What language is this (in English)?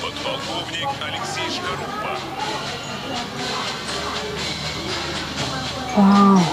Indonesian